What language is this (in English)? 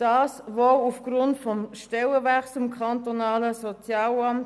Swiss German